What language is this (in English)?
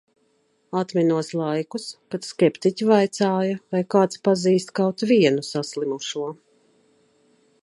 Latvian